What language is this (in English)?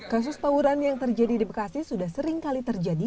Indonesian